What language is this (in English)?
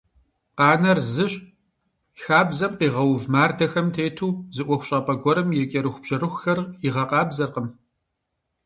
Kabardian